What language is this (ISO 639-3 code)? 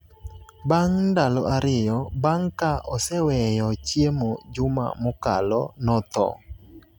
luo